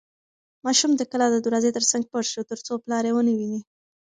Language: Pashto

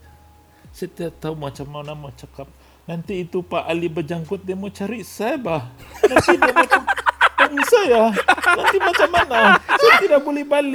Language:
Malay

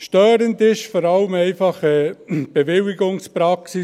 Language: Swiss German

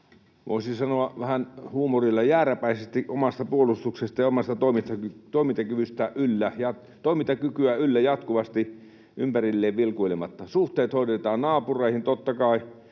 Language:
Finnish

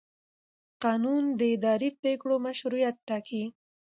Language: Pashto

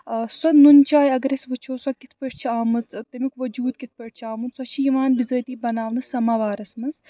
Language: Kashmiri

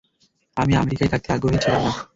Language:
Bangla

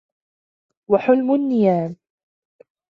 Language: Arabic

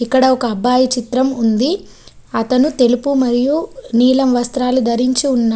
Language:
Telugu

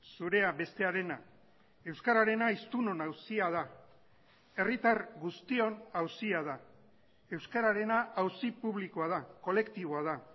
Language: Basque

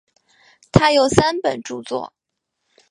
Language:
Chinese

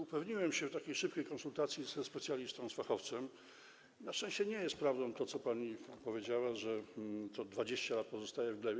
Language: Polish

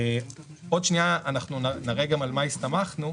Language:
Hebrew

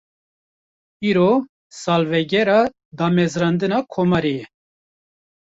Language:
Kurdish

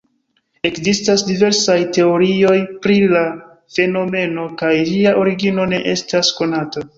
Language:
Esperanto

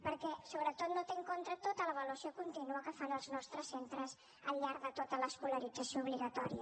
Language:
Catalan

